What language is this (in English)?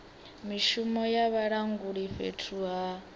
Venda